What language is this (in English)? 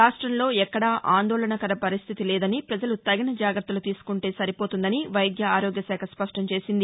Telugu